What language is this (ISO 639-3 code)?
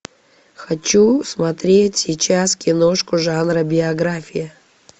rus